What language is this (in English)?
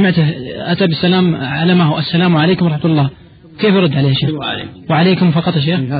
Arabic